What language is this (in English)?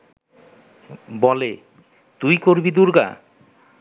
Bangla